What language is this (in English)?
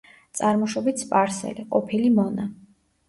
Georgian